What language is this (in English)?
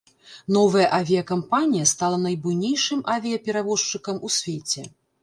Belarusian